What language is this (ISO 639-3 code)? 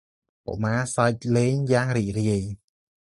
khm